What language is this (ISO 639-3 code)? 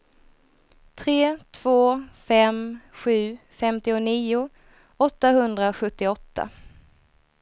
swe